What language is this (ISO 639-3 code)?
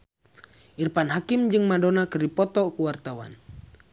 sun